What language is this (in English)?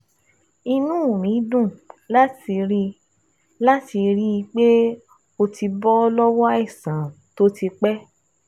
Yoruba